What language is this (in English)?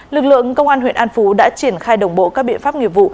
Vietnamese